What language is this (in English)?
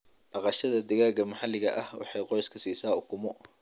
Somali